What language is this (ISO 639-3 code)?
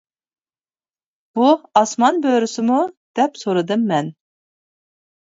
uig